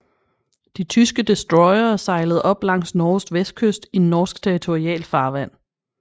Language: Danish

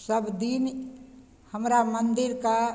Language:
Maithili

